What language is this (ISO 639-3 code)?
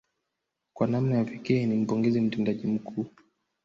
swa